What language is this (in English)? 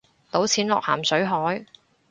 Cantonese